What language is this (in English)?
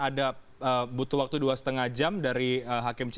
Indonesian